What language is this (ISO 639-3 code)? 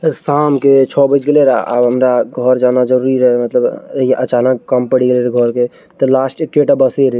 mai